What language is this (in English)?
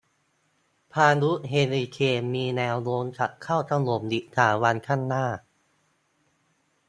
Thai